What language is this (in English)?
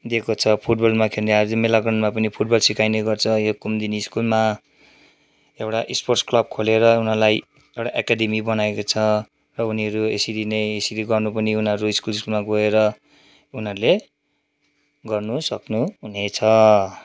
Nepali